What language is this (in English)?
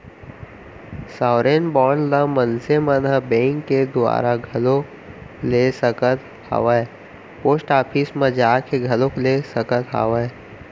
Chhattisgarhi